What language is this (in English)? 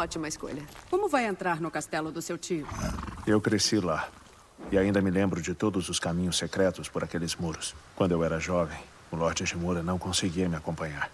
Portuguese